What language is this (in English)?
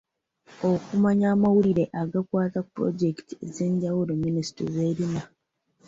Ganda